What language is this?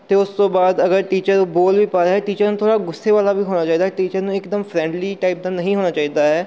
Punjabi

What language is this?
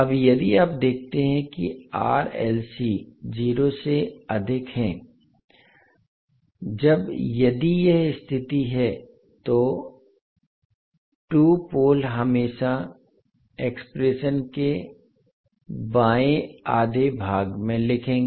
Hindi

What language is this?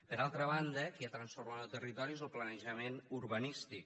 Catalan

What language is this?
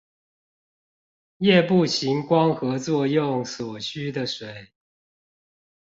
Chinese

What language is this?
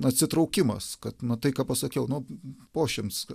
Lithuanian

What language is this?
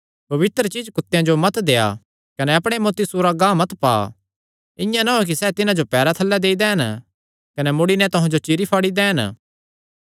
Kangri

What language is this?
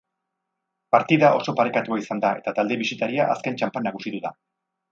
Basque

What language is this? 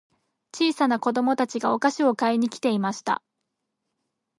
Japanese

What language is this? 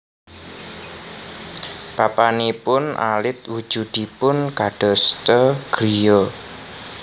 Javanese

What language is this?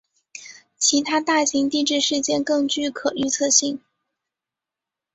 Chinese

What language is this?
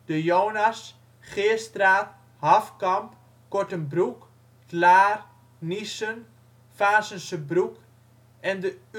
Dutch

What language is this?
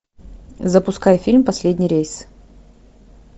Russian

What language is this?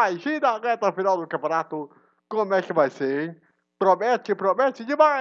Portuguese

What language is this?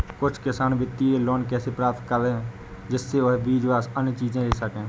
Hindi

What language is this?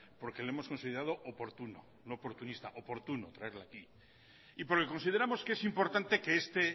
Spanish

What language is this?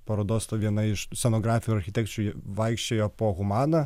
Lithuanian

